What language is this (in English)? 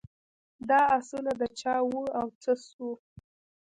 Pashto